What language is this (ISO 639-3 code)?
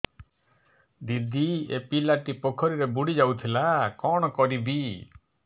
ori